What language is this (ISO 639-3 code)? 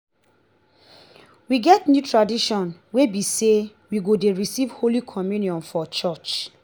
pcm